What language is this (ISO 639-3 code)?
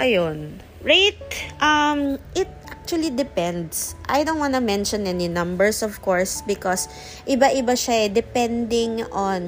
fil